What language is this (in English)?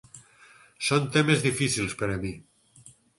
Catalan